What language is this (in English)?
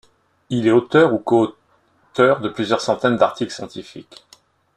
French